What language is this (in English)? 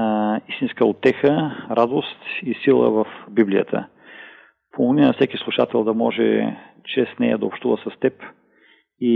Bulgarian